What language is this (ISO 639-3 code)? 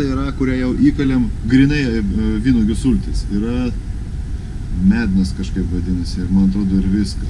rus